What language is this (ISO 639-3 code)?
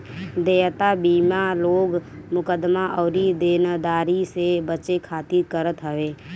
bho